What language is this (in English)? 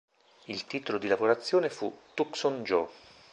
Italian